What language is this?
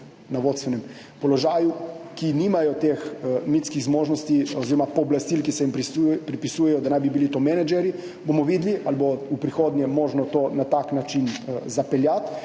Slovenian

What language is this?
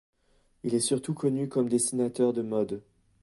French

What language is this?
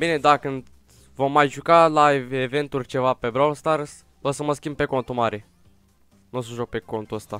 Romanian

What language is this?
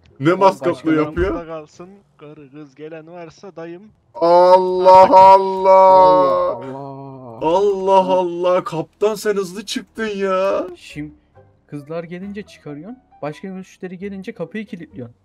Turkish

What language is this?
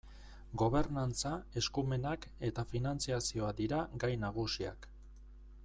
Basque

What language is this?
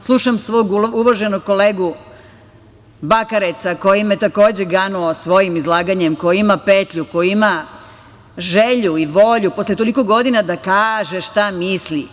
Serbian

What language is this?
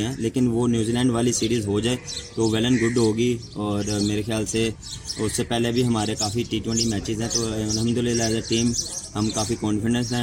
Urdu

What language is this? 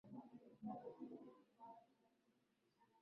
Swahili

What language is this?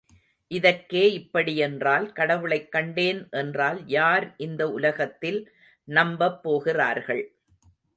Tamil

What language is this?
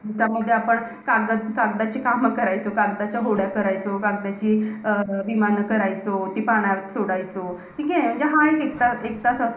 Marathi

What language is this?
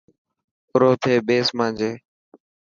Dhatki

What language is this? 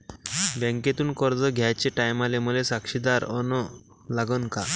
Marathi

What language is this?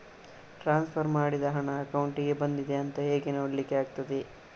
Kannada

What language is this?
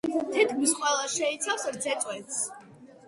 Georgian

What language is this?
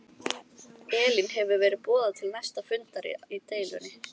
Icelandic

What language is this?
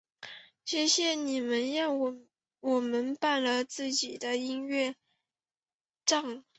Chinese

